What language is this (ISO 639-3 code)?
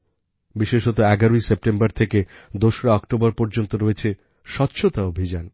ben